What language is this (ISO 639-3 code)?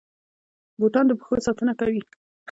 pus